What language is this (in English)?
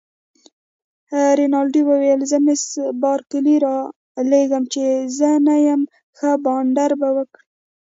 Pashto